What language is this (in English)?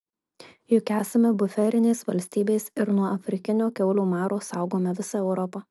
Lithuanian